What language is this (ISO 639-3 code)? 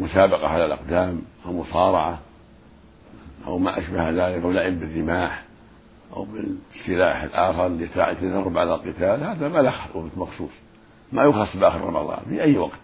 ara